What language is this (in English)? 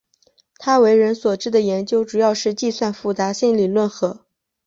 Chinese